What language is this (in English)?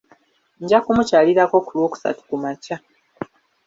Ganda